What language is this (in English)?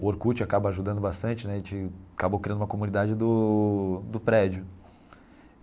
Portuguese